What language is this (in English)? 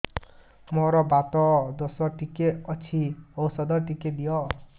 Odia